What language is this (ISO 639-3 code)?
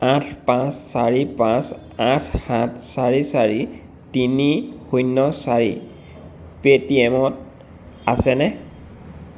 asm